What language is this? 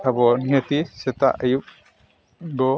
Santali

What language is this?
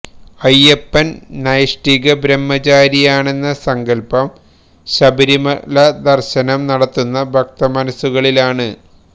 Malayalam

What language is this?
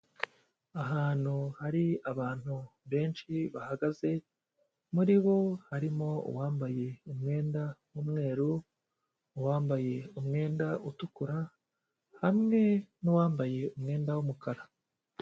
Kinyarwanda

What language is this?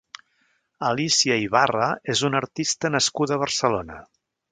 Catalan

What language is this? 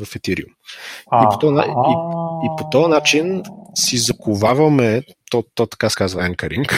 Bulgarian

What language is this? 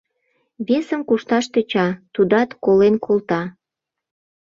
Mari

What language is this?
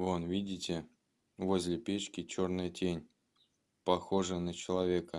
Russian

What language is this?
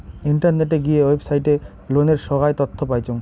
Bangla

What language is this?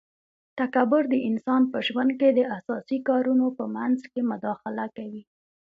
Pashto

